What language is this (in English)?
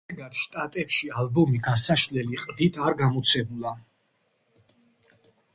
Georgian